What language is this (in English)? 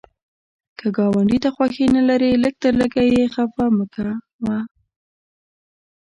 Pashto